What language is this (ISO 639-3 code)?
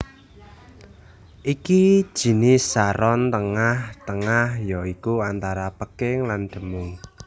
jav